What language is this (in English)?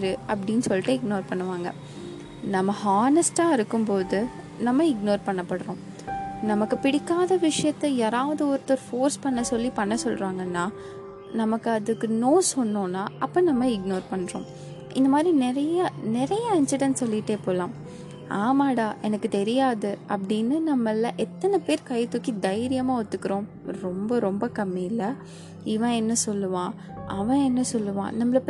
Tamil